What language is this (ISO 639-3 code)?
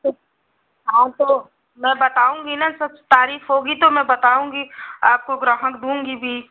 hin